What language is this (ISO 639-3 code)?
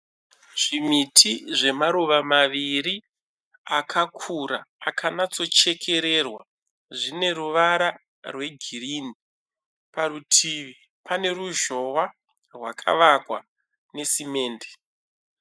sna